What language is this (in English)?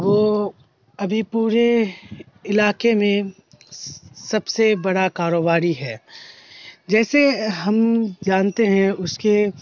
Urdu